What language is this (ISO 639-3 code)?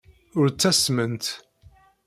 kab